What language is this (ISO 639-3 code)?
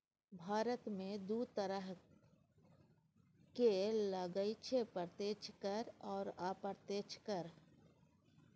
mai